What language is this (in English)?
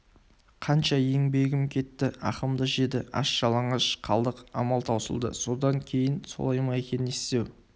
Kazakh